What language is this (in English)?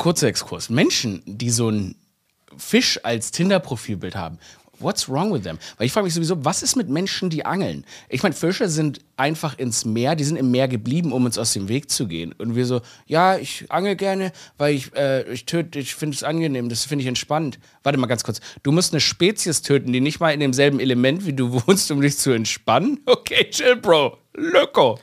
German